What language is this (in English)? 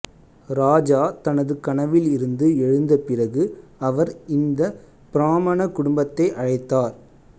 Tamil